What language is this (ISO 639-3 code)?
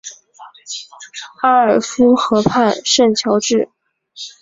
zho